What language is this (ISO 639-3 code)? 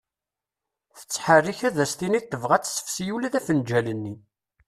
kab